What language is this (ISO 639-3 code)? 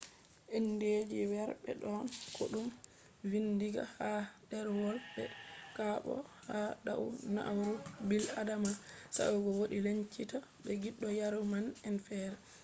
ful